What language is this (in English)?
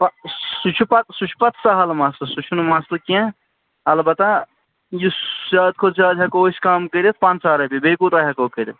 Kashmiri